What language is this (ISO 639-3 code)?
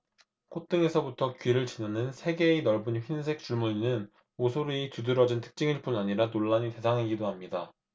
kor